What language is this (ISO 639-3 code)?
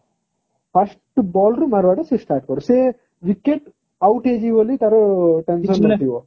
ori